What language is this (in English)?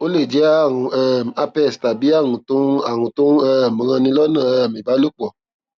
Yoruba